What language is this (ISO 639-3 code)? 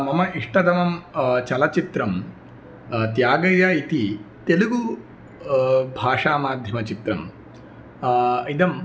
san